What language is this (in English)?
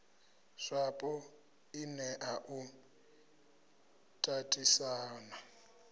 Venda